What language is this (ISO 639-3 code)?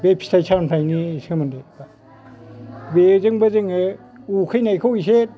brx